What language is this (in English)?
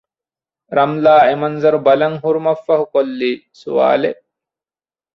Divehi